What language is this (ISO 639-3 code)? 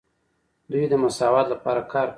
pus